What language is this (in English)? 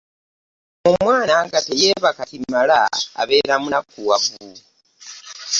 Ganda